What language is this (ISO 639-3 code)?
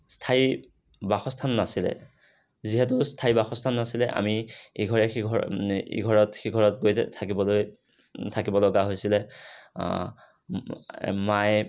asm